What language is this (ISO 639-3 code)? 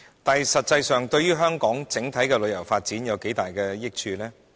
yue